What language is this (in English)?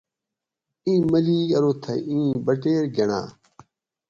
Gawri